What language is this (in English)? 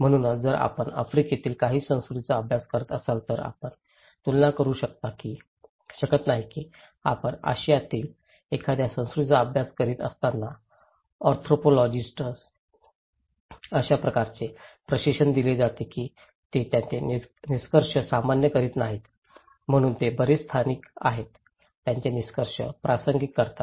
Marathi